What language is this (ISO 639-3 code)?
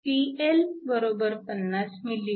mar